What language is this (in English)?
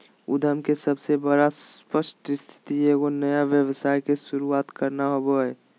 Magahi